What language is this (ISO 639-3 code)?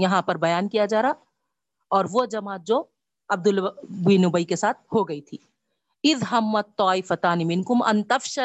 urd